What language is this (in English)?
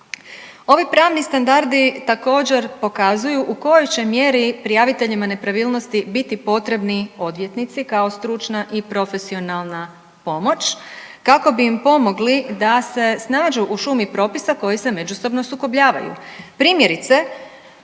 Croatian